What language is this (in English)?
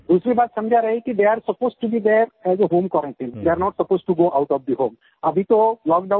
Hindi